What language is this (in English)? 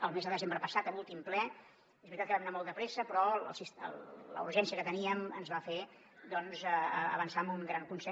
Catalan